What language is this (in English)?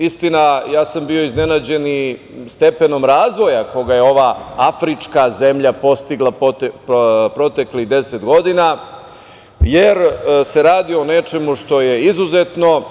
Serbian